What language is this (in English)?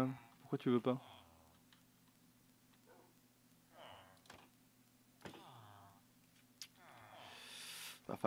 French